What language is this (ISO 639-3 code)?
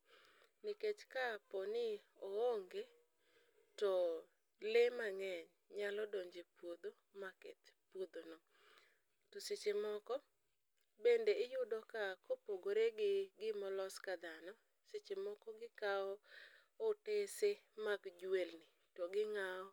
luo